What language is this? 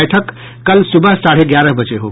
Hindi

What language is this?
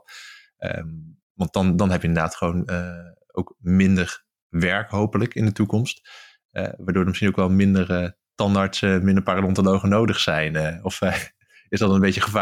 Dutch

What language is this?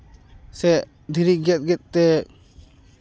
Santali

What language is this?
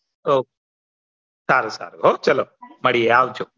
Gujarati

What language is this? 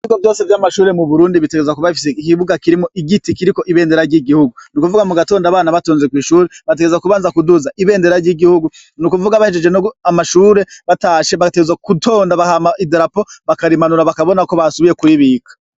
Rundi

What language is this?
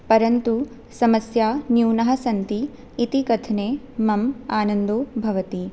Sanskrit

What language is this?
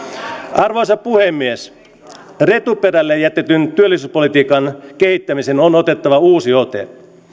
Finnish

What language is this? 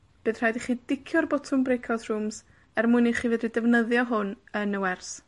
Welsh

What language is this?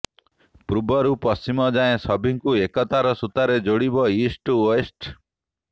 Odia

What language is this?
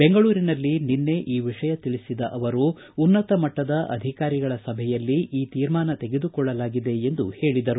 Kannada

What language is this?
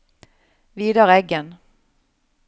Norwegian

